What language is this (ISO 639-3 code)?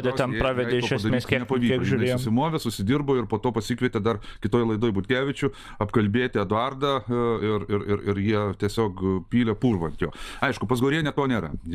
lit